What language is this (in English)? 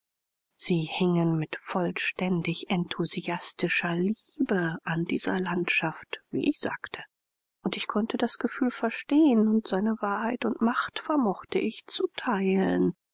German